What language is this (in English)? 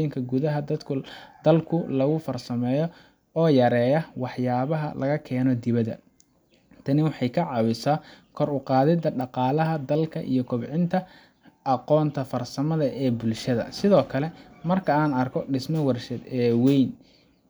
Somali